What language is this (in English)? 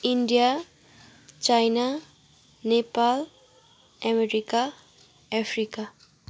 Nepali